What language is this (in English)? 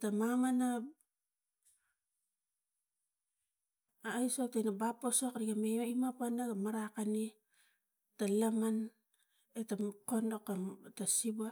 Tigak